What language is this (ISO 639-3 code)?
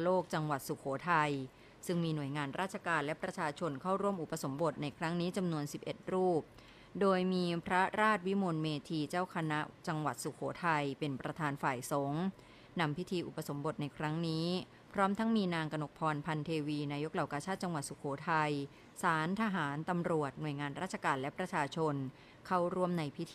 tha